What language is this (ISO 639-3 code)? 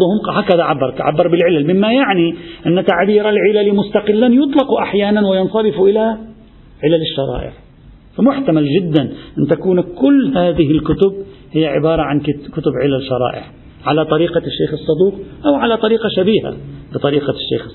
ara